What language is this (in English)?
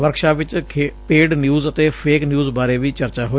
Punjabi